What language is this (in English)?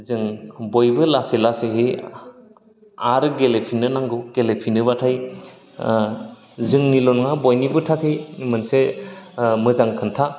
Bodo